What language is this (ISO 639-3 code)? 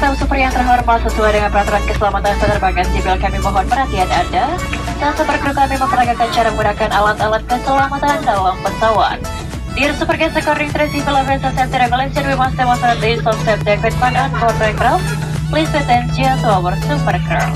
ind